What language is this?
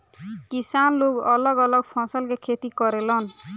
Bhojpuri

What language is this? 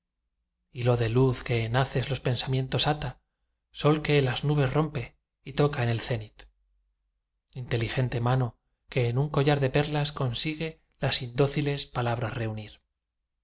Spanish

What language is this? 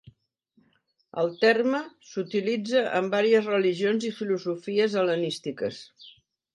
Catalan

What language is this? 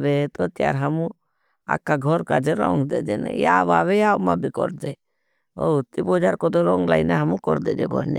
Bhili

